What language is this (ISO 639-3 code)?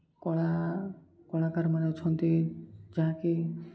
ori